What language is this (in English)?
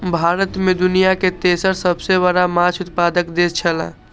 Maithili